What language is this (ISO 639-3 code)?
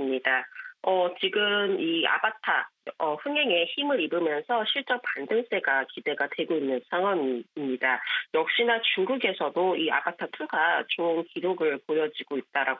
kor